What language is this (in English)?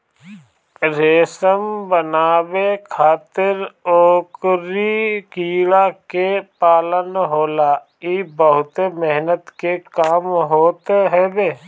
Bhojpuri